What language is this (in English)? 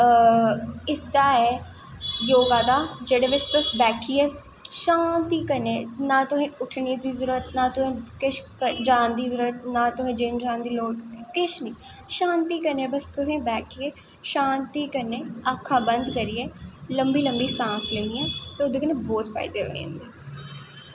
Dogri